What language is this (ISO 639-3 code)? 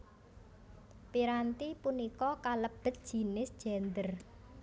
jav